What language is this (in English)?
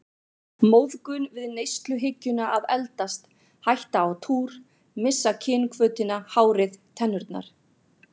Icelandic